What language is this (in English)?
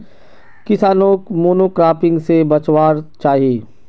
Magahi